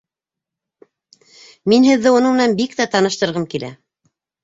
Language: Bashkir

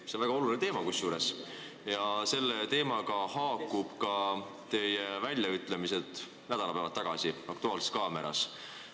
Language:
Estonian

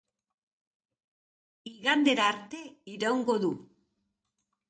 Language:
Basque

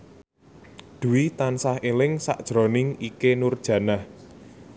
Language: Javanese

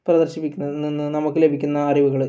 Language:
Malayalam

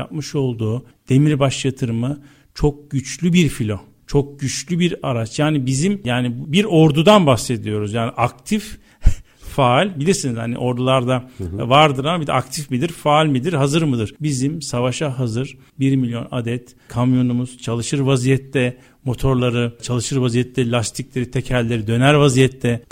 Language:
Turkish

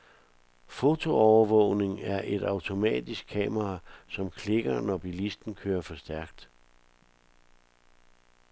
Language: Danish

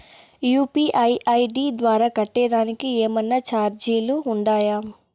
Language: Telugu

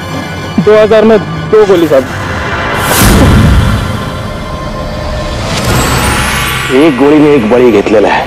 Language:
Hindi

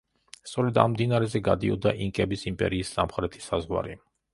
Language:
Georgian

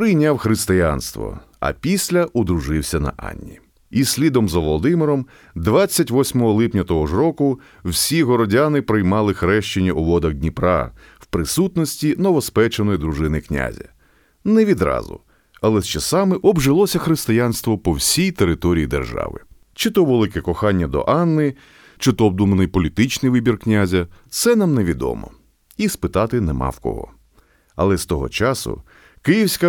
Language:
Ukrainian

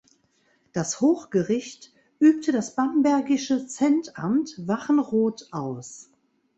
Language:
German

